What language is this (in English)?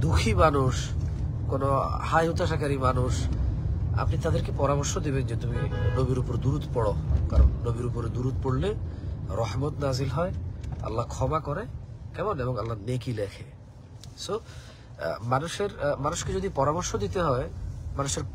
Arabic